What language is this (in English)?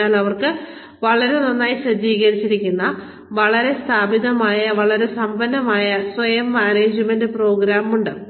Malayalam